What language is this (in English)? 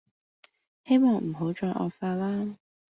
Cantonese